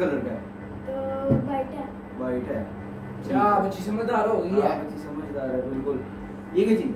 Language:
Hindi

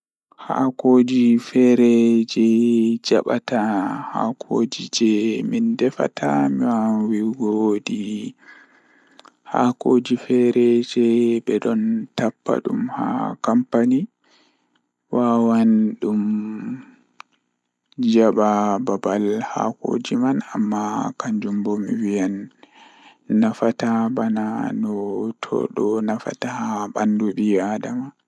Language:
Fula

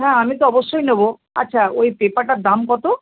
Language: Bangla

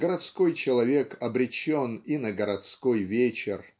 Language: Russian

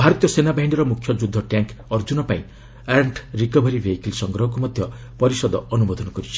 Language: Odia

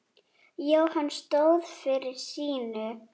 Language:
Icelandic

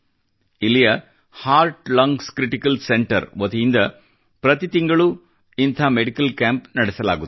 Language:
Kannada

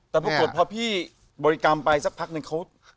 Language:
Thai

